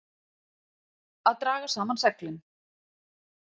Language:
Icelandic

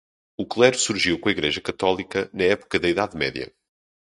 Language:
Portuguese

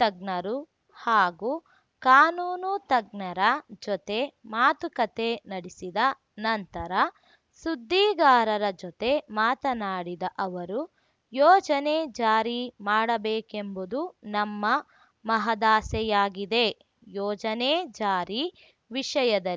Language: Kannada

